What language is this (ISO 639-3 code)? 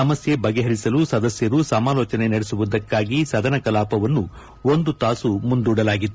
kan